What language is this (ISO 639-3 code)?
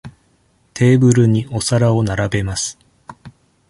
jpn